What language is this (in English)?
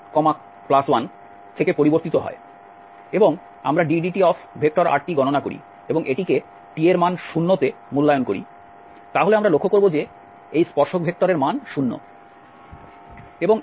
Bangla